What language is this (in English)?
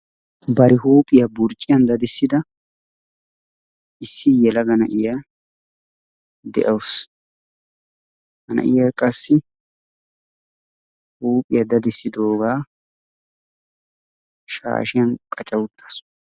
Wolaytta